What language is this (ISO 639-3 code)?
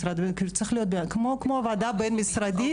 heb